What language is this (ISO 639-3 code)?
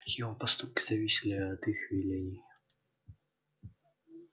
rus